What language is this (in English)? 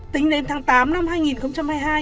Vietnamese